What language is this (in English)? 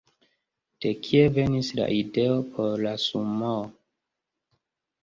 Esperanto